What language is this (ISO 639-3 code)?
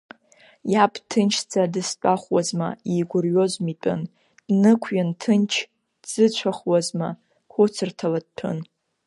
abk